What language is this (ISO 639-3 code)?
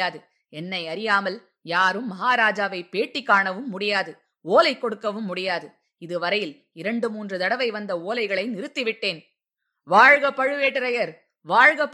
tam